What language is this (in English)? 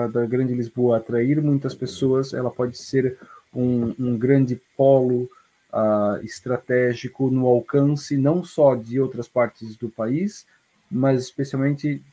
Portuguese